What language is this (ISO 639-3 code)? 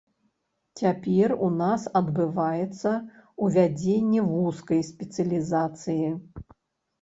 bel